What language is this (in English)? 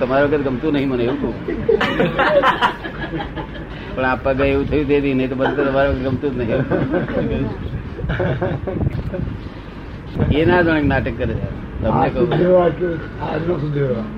Gujarati